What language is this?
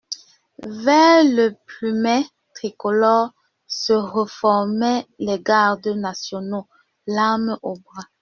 French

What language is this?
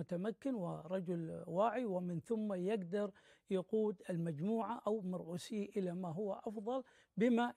Arabic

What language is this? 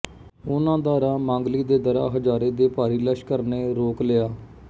Punjabi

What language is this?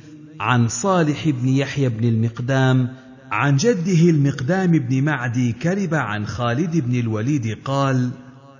Arabic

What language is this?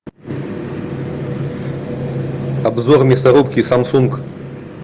Russian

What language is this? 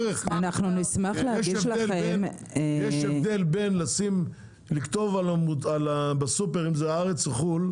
Hebrew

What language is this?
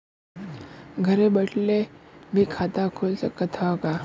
Bhojpuri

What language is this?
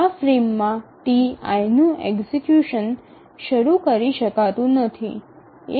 Gujarati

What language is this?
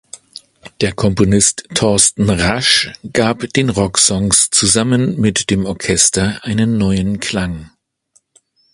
German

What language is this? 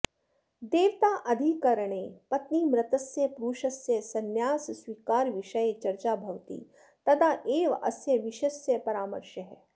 Sanskrit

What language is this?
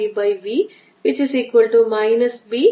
Malayalam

